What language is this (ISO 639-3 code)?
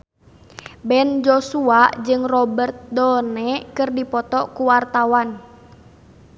sun